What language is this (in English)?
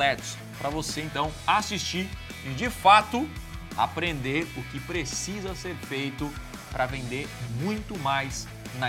Portuguese